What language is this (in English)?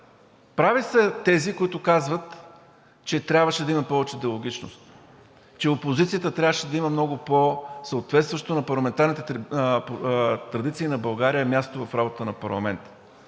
Bulgarian